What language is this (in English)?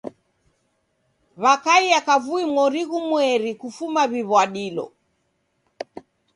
Taita